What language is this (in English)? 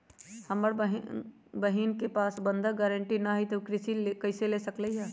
Magahi